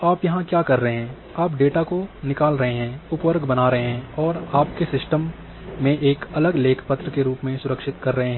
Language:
Hindi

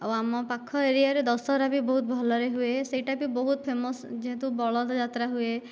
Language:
Odia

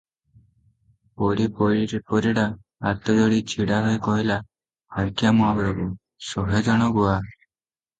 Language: Odia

